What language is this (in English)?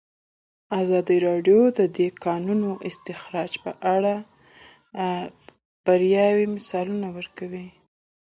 Pashto